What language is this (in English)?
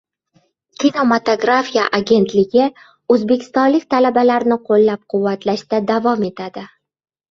Uzbek